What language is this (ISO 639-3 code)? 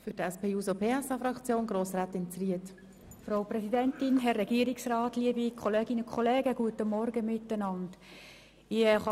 gsw